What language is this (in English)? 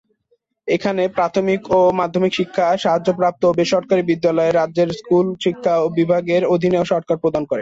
Bangla